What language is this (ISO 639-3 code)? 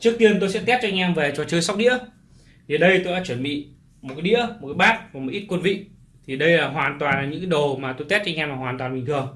vie